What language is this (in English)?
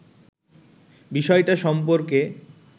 Bangla